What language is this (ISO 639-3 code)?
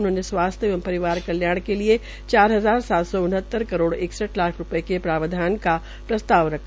hin